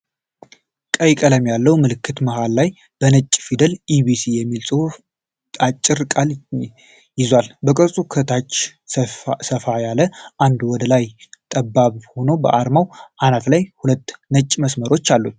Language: Amharic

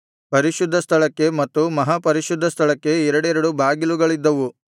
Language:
Kannada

